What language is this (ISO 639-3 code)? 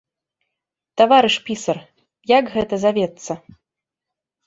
bel